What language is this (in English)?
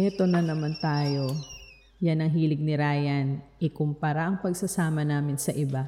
Filipino